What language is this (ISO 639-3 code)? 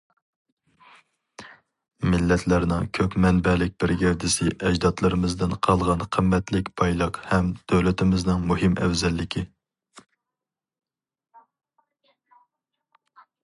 uig